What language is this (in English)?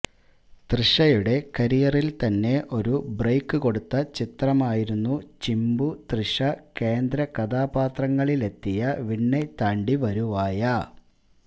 Malayalam